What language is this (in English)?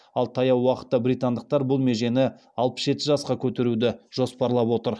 Kazakh